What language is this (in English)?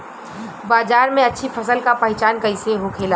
Bhojpuri